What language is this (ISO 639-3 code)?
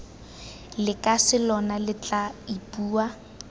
tsn